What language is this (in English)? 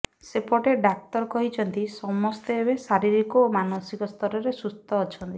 Odia